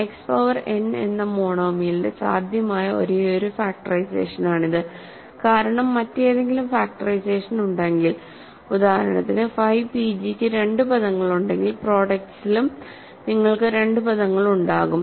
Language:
Malayalam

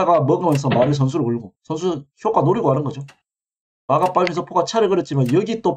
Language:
Korean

